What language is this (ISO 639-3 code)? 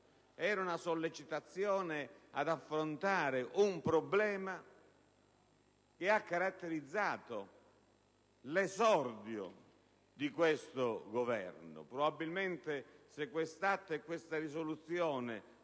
ita